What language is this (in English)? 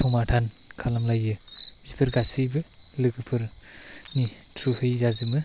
Bodo